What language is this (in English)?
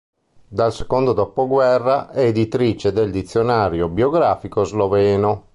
Italian